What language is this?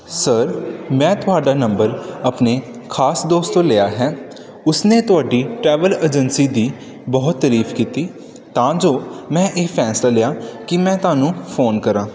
Punjabi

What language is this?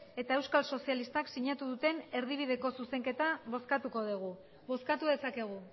Basque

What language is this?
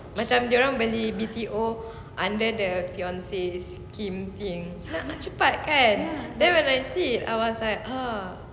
English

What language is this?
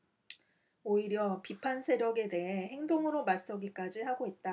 Korean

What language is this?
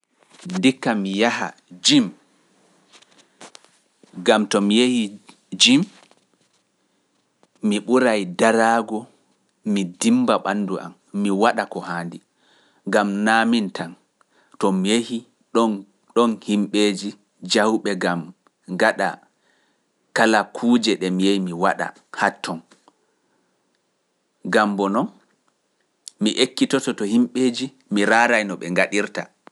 Pular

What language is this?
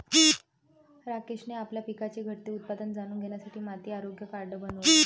Marathi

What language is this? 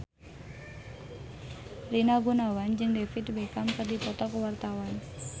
Sundanese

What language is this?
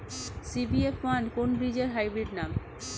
Bangla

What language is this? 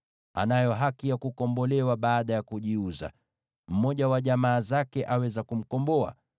Swahili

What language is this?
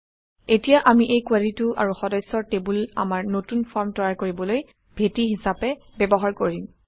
Assamese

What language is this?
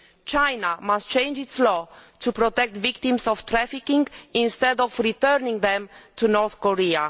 English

